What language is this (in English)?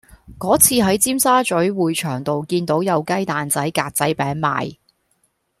Cantonese